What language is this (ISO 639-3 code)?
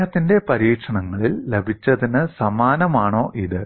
mal